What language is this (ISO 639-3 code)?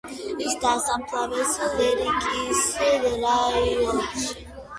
kat